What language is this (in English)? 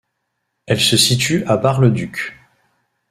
French